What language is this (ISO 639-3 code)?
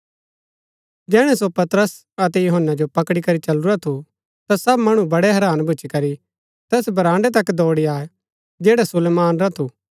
gbk